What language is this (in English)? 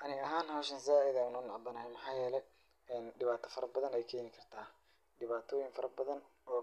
Somali